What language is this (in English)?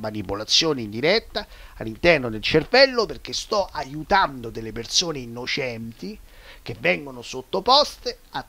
Italian